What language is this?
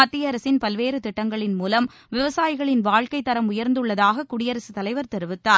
Tamil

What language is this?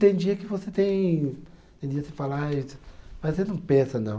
Portuguese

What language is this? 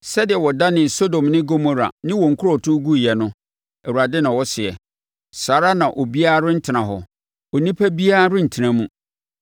Akan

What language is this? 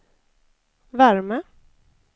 Swedish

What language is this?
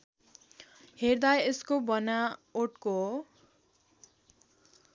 Nepali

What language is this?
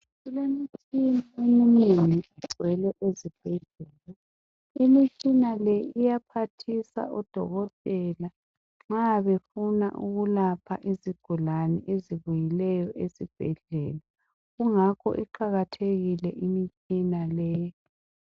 North Ndebele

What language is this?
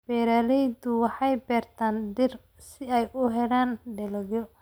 Somali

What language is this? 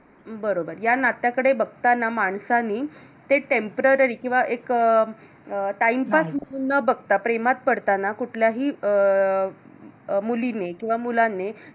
Marathi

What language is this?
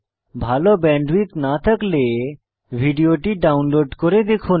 Bangla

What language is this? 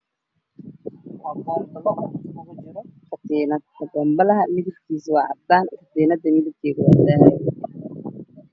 Somali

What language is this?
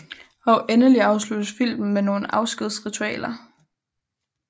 Danish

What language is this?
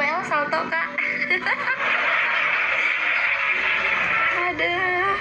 Indonesian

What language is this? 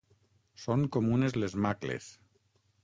Catalan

